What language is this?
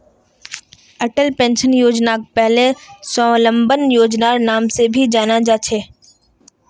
Magahi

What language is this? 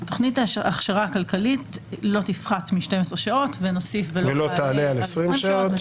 Hebrew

